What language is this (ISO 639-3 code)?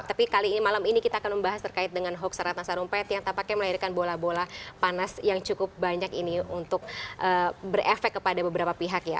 ind